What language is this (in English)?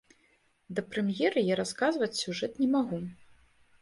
Belarusian